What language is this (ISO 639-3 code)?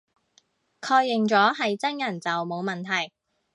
yue